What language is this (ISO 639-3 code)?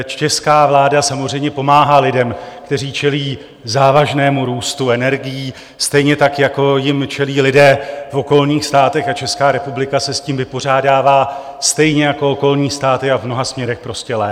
ces